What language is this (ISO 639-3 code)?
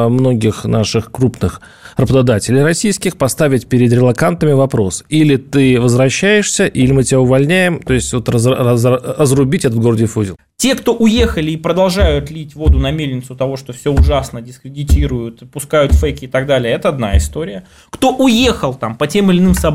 rus